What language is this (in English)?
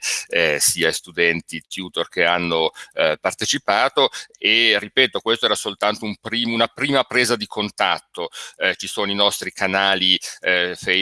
Italian